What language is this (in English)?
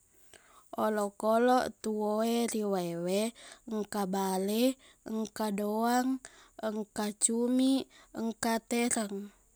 Buginese